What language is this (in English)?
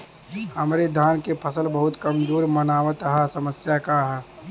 Bhojpuri